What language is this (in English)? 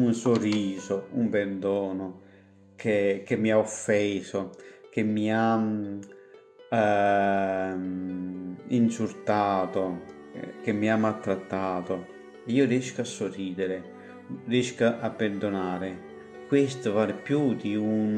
Italian